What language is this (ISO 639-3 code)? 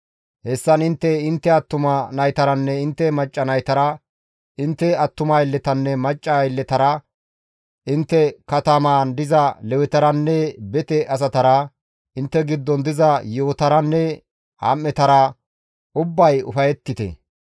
gmv